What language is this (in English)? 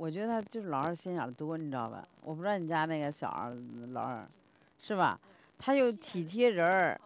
Chinese